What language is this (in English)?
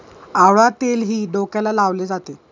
Marathi